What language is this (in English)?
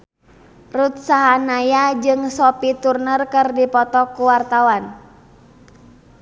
Sundanese